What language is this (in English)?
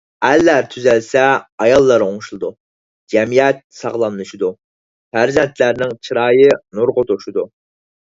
Uyghur